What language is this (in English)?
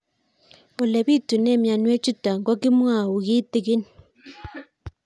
Kalenjin